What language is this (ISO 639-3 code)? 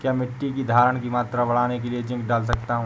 hin